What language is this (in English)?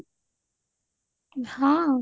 Odia